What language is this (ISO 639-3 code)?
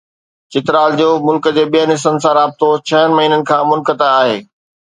snd